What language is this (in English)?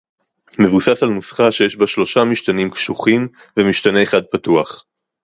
Hebrew